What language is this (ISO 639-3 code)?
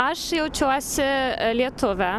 lit